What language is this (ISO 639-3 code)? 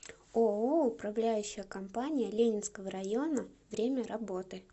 rus